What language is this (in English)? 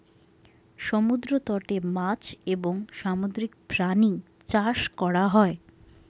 Bangla